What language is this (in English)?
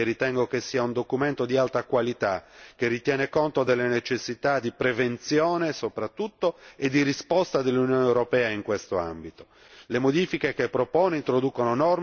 Italian